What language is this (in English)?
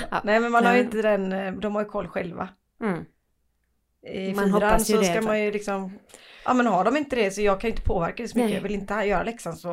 Swedish